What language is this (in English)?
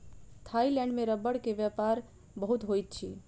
Maithili